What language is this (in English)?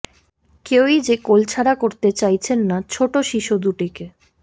Bangla